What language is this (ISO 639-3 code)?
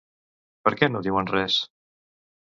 cat